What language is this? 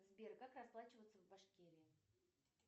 Russian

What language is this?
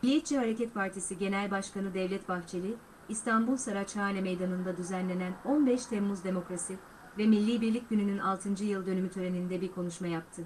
Turkish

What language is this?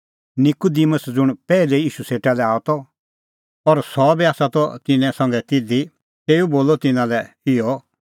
Kullu Pahari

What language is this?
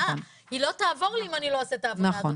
Hebrew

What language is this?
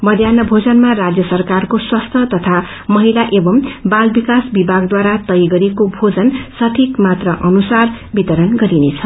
Nepali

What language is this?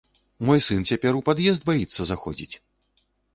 Belarusian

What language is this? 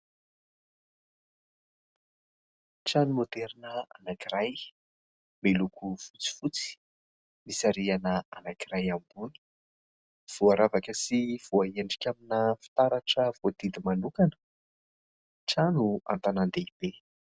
Malagasy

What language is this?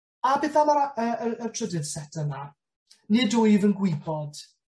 Welsh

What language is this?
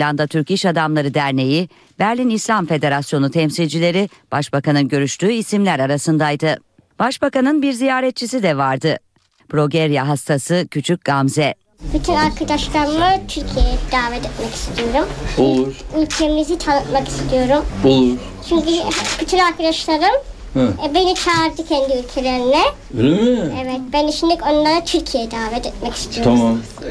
Turkish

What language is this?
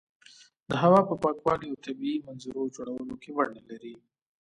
Pashto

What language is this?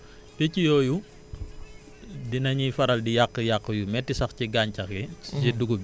Wolof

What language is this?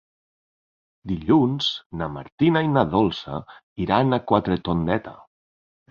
Catalan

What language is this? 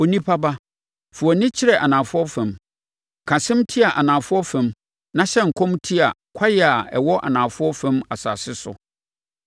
Akan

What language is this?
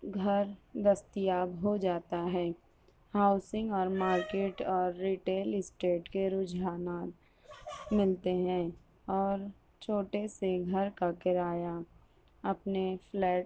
Urdu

